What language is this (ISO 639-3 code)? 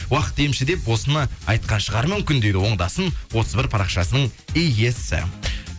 kaz